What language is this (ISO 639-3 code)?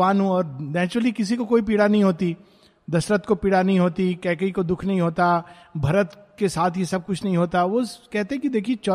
hin